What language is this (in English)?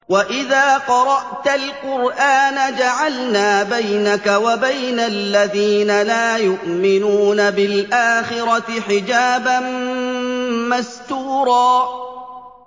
Arabic